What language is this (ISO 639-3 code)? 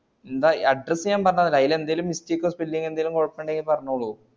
mal